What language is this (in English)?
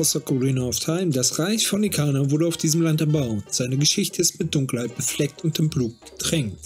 German